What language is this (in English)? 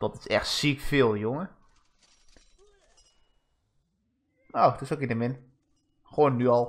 Dutch